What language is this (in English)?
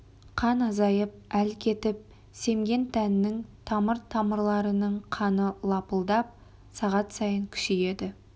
Kazakh